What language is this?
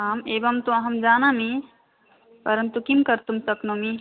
Sanskrit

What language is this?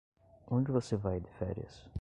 Portuguese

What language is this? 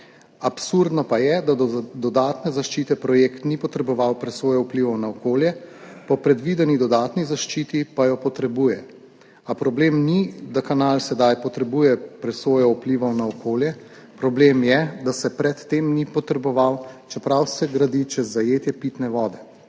Slovenian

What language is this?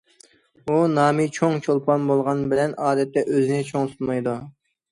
Uyghur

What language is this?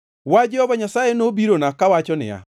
Luo (Kenya and Tanzania)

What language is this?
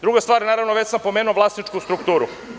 Serbian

